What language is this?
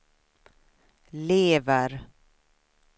Swedish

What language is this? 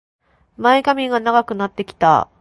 Japanese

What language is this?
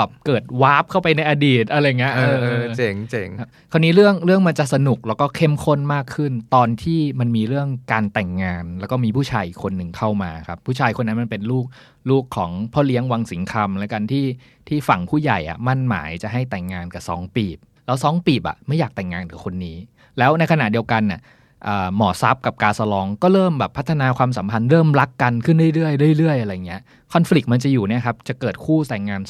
Thai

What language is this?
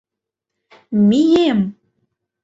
Mari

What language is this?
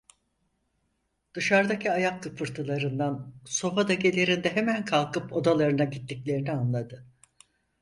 Turkish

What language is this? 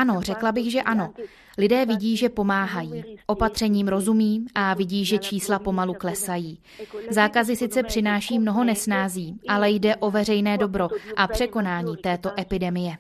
Czech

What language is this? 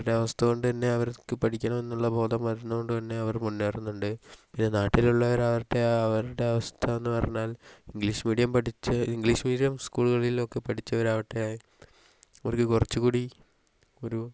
Malayalam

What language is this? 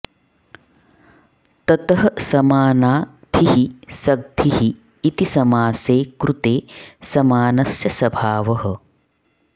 Sanskrit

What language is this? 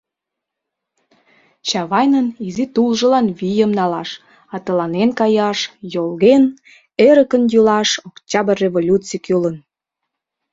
Mari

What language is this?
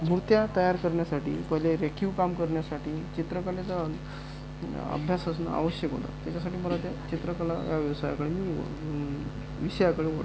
Marathi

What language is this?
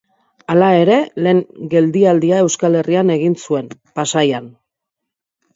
Basque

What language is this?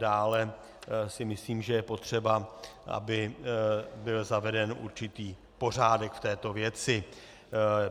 Czech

